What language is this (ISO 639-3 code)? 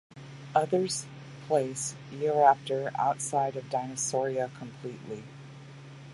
eng